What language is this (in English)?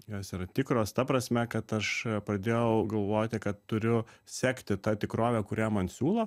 Lithuanian